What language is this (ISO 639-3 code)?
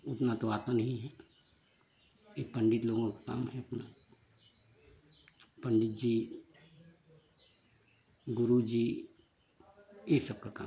hin